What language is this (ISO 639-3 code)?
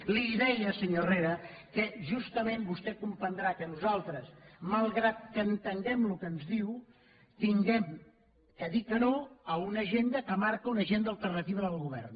cat